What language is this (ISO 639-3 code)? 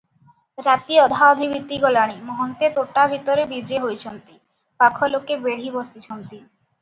ori